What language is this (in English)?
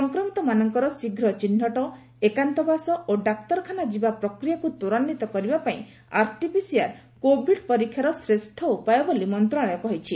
Odia